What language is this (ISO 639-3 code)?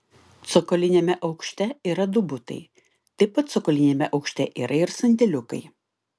lit